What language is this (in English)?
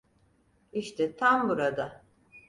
Turkish